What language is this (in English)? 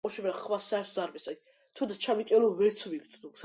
Georgian